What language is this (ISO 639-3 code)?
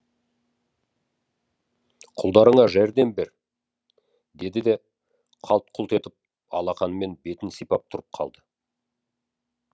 kaz